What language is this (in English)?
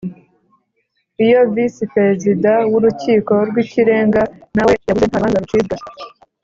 Kinyarwanda